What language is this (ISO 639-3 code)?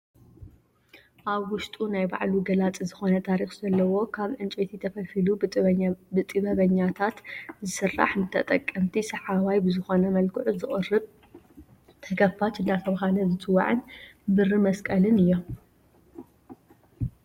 tir